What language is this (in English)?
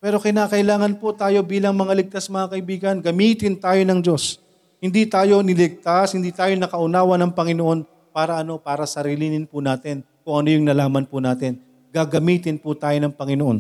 Filipino